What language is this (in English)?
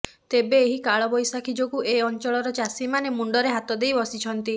Odia